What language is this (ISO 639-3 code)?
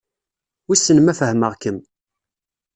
kab